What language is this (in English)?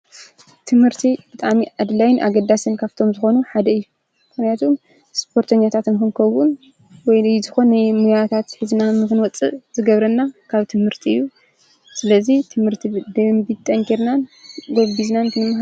Tigrinya